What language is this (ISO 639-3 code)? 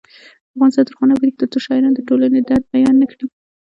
pus